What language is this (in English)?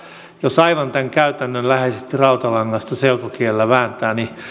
Finnish